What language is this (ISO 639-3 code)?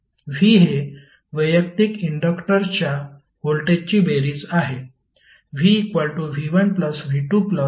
mar